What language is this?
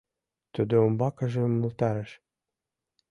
Mari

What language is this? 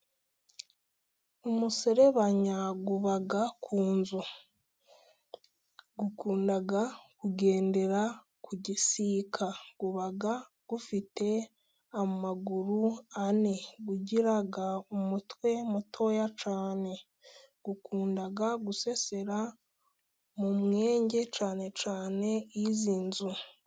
Kinyarwanda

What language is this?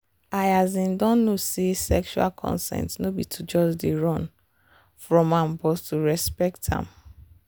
Nigerian Pidgin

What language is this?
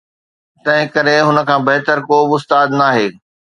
Sindhi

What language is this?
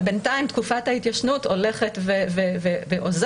Hebrew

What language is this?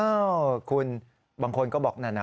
Thai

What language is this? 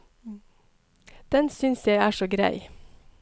Norwegian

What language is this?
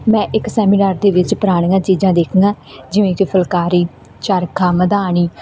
Punjabi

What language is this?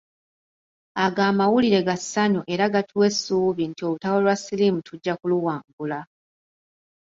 Ganda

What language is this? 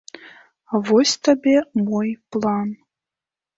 Belarusian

